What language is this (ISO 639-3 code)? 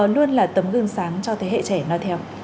vie